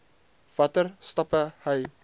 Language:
Afrikaans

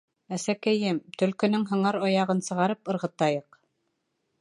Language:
Bashkir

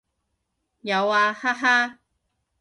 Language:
Cantonese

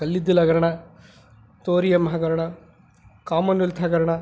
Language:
Kannada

